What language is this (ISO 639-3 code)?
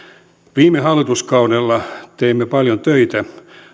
fin